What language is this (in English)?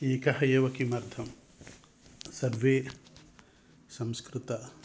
Sanskrit